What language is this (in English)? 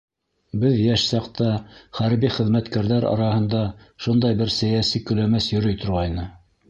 Bashkir